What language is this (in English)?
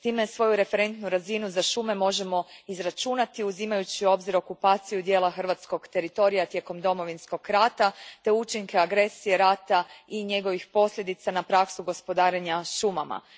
Croatian